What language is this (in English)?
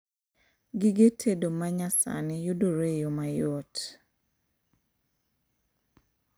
Luo (Kenya and Tanzania)